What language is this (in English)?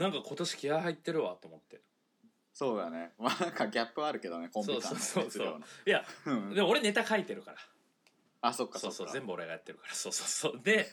Japanese